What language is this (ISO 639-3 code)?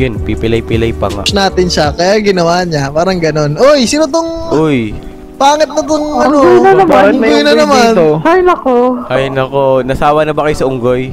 fil